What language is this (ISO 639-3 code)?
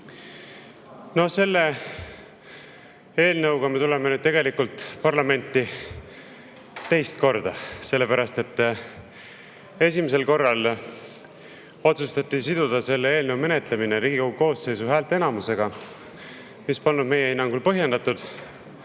est